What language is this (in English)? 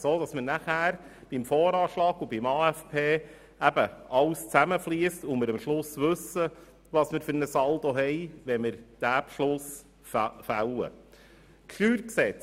Swiss German